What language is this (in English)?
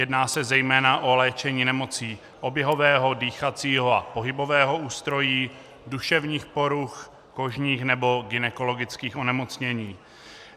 Czech